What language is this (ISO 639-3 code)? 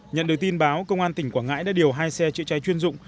vie